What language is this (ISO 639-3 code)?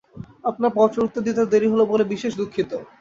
ben